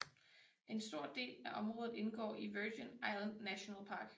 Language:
Danish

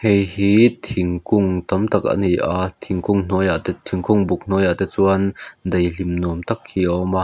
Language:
Mizo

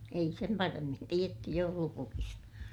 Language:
Finnish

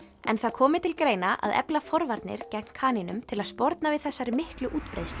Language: Icelandic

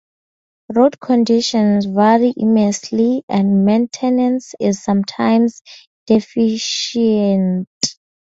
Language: English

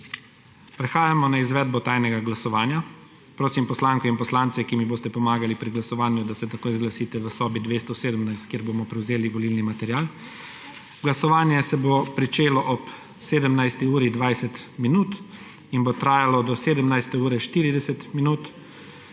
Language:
Slovenian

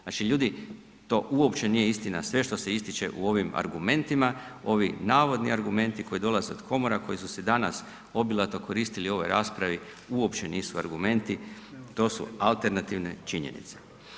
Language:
Croatian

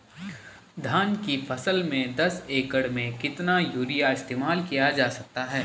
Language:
Hindi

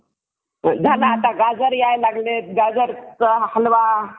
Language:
Marathi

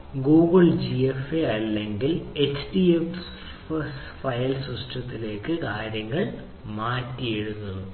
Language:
Malayalam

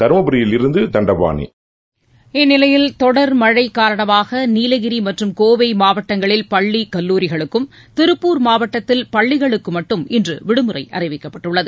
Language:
Tamil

